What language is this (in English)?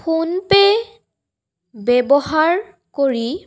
Assamese